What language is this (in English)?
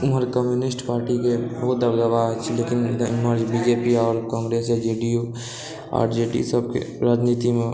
Maithili